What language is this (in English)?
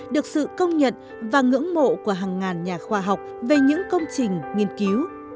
Vietnamese